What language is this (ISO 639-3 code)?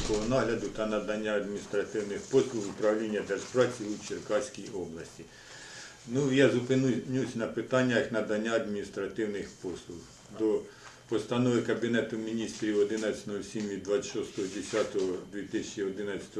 ukr